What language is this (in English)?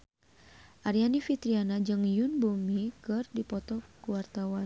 Sundanese